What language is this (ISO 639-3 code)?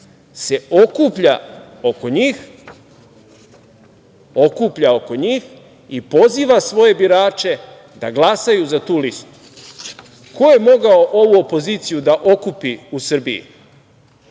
srp